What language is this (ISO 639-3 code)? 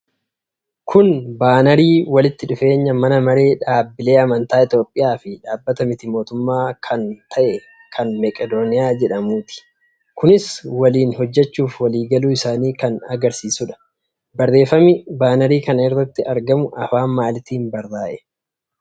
orm